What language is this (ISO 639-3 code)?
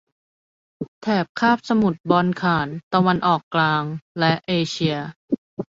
tha